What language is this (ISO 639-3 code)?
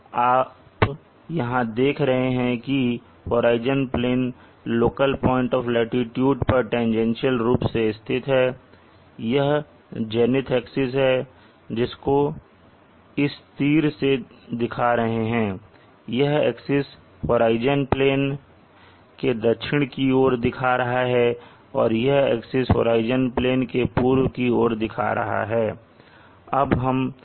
hin